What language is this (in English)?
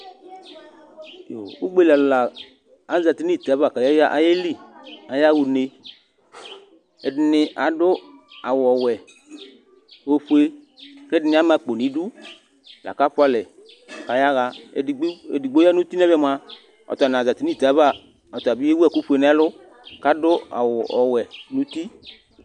Ikposo